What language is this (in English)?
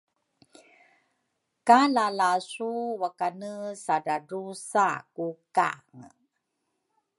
Rukai